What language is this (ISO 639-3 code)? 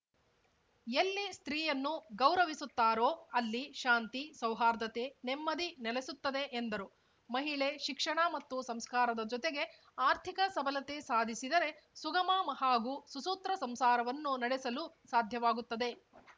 kan